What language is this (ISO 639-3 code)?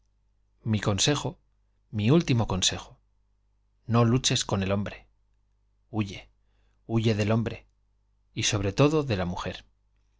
spa